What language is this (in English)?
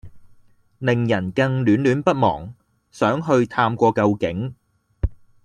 Cantonese